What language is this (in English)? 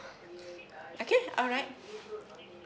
English